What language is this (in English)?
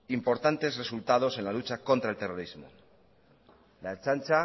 Spanish